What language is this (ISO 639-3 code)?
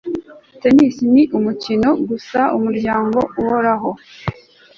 kin